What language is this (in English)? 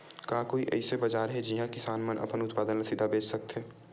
Chhattisgarhi